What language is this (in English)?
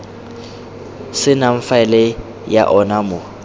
Tswana